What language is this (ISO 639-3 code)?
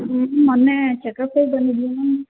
kan